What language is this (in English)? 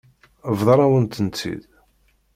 Kabyle